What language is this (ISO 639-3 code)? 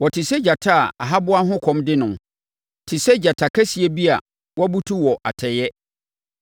aka